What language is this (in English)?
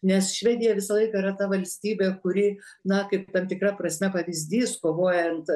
Lithuanian